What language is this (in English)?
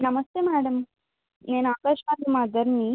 Telugu